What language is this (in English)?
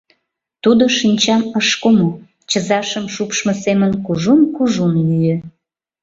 Mari